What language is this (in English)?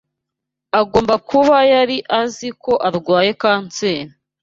Kinyarwanda